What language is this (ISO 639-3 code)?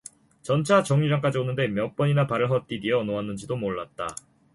kor